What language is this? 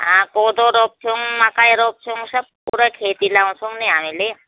Nepali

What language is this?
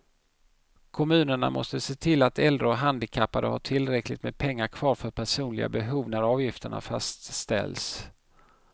Swedish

